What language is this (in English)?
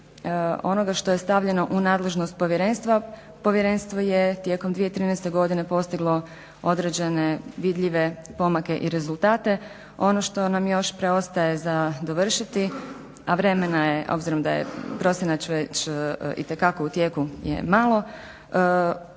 Croatian